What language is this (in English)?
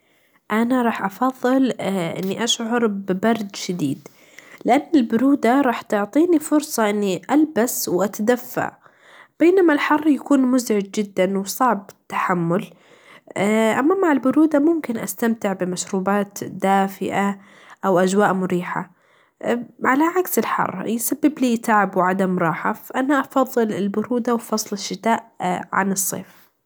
Najdi Arabic